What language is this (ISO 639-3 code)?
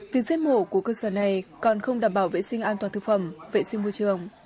vie